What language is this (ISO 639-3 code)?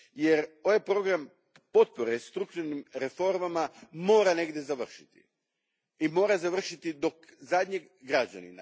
hrv